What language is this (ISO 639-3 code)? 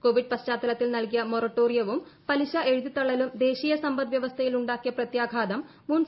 mal